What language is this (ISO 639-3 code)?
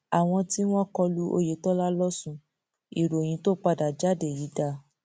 yor